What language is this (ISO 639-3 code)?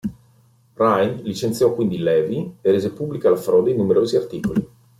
ita